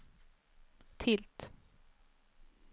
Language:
Swedish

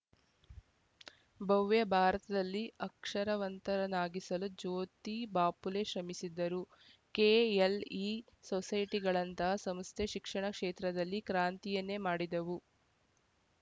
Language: Kannada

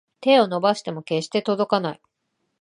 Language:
Japanese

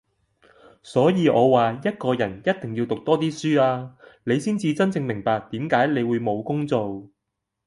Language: Cantonese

